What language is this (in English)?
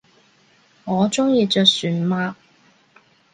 Cantonese